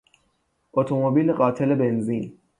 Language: Persian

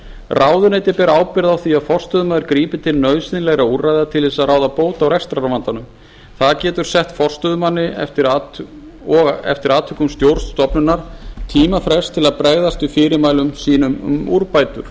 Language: Icelandic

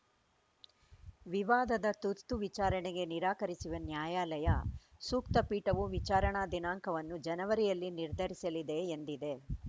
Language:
Kannada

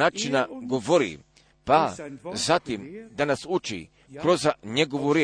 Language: Croatian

